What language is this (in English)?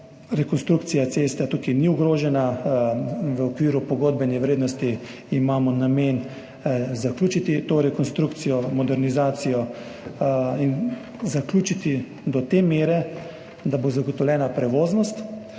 Slovenian